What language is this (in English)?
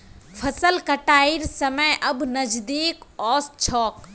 Magahi